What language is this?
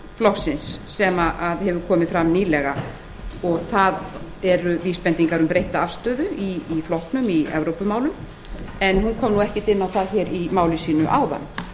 Icelandic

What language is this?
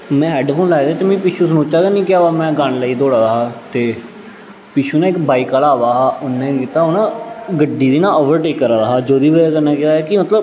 Dogri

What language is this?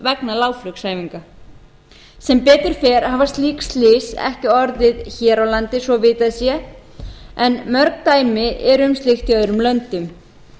Icelandic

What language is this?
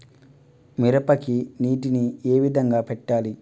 Telugu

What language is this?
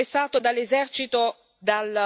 Italian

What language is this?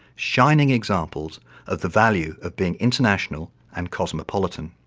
English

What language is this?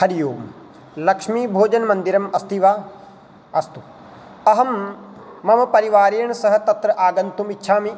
Sanskrit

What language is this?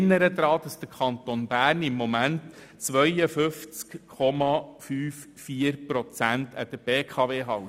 Swiss German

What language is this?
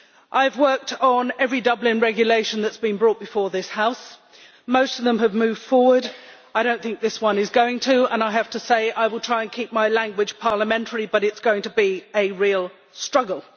English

